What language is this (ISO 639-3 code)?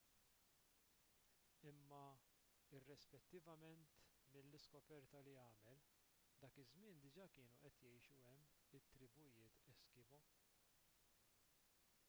mlt